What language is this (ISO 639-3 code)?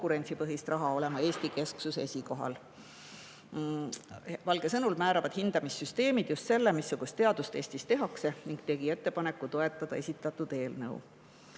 est